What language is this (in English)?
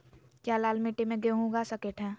Magahi